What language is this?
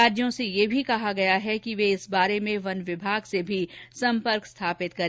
Hindi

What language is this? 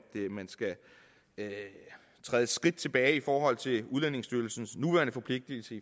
Danish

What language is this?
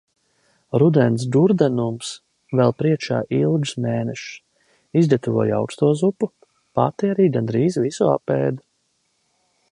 Latvian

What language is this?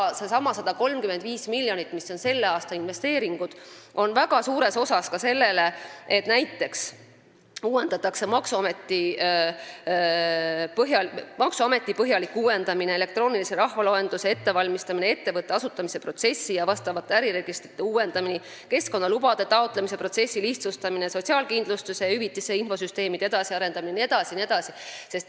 Estonian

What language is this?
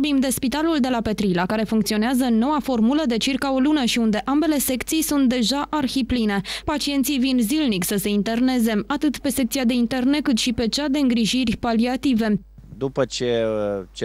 Romanian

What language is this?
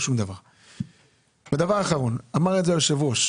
Hebrew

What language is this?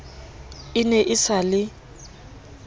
Southern Sotho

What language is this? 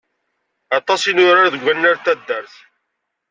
Kabyle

